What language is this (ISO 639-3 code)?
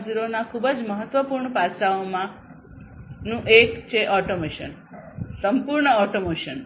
guj